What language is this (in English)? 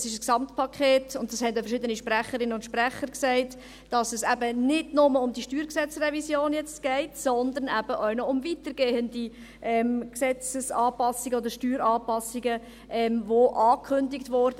Swiss German